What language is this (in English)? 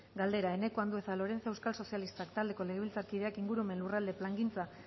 Basque